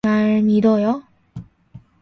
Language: Korean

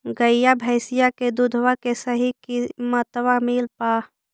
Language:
Magahi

